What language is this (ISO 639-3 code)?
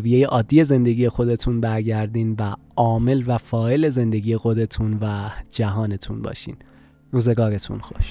fas